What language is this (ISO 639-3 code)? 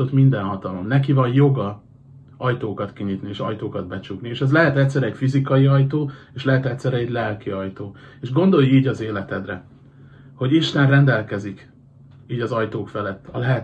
hun